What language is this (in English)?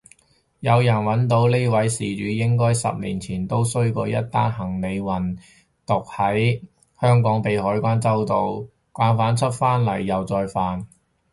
Cantonese